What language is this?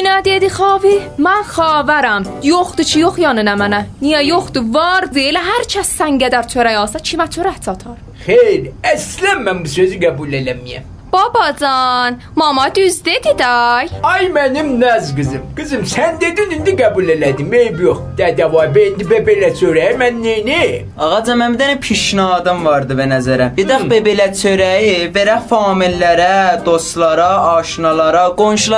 Persian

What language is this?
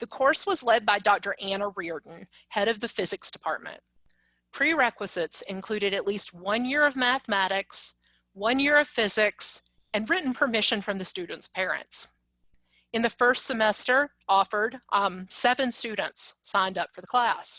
English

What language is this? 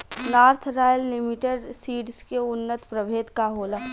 Bhojpuri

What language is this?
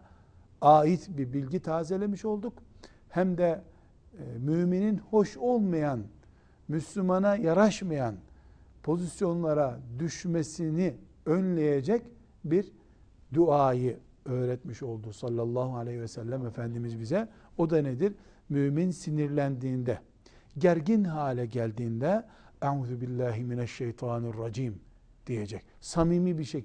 Turkish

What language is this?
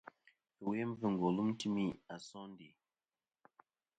Kom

